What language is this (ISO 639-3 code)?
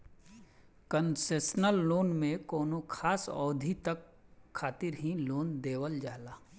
bho